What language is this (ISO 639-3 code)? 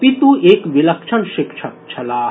mai